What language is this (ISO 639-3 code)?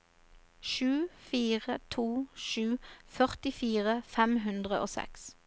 nor